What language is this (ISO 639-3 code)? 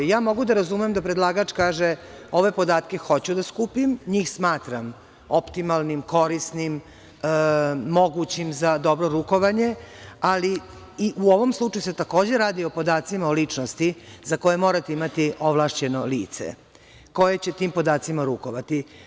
srp